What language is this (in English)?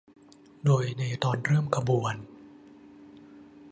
Thai